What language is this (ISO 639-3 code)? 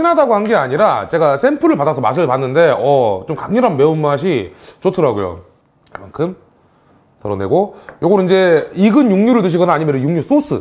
kor